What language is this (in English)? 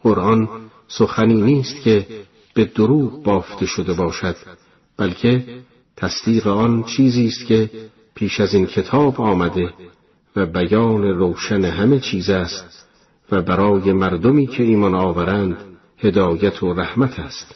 Persian